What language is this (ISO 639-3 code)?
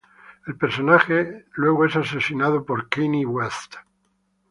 spa